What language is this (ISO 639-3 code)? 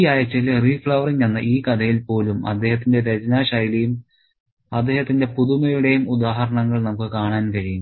mal